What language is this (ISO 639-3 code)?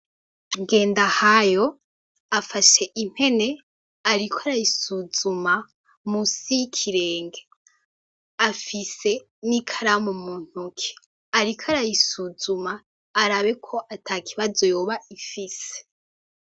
run